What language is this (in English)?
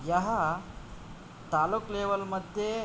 Sanskrit